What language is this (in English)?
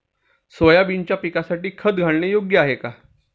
Marathi